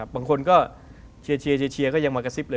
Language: Thai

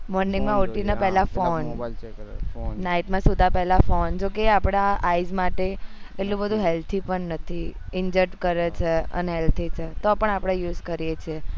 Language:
Gujarati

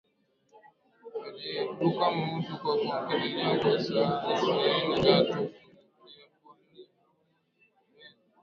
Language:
Swahili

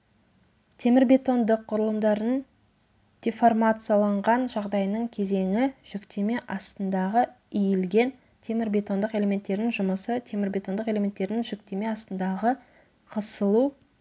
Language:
Kazakh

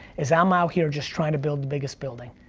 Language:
English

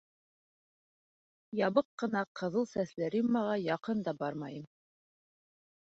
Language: Bashkir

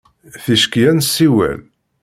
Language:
Kabyle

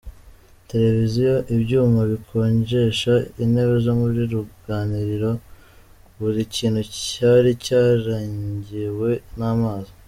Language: Kinyarwanda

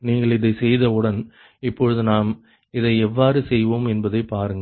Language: Tamil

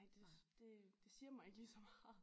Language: Danish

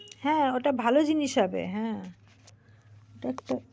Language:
Bangla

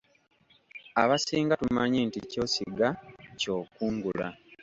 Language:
Ganda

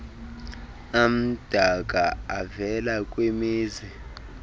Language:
Xhosa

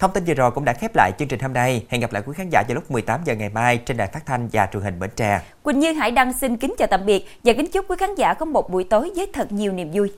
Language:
Vietnamese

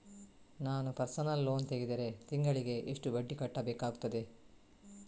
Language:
Kannada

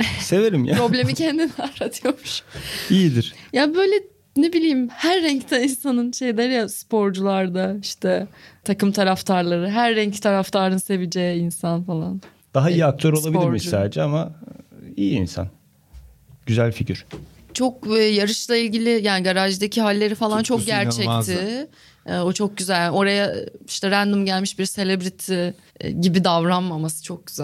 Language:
Turkish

